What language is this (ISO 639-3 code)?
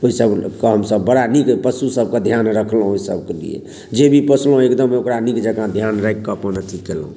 mai